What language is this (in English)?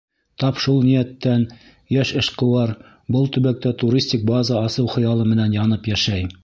Bashkir